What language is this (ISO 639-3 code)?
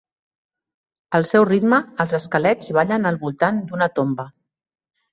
cat